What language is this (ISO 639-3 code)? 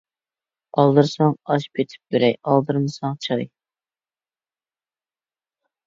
uig